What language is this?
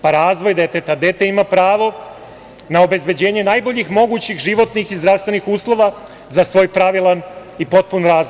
Serbian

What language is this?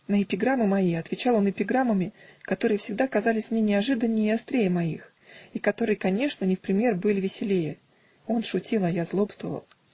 Russian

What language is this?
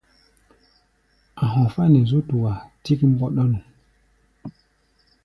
Gbaya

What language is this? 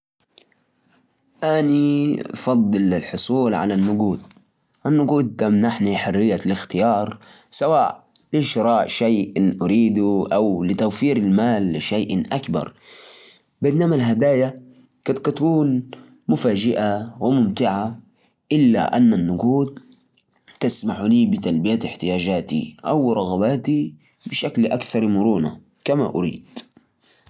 Najdi Arabic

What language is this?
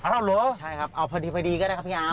Thai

